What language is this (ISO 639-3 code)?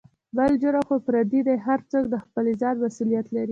pus